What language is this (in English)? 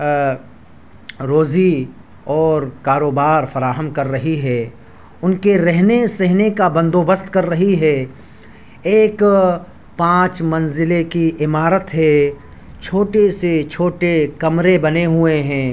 Urdu